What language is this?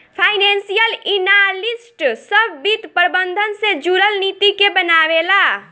Bhojpuri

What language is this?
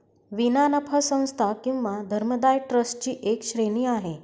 Marathi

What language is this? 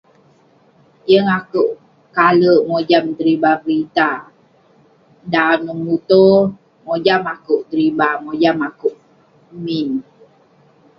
Western Penan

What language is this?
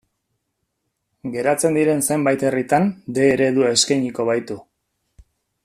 Basque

